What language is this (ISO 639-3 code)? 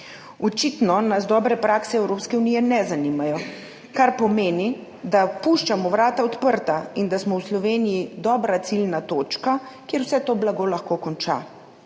slv